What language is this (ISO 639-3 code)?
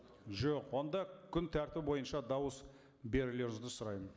kaz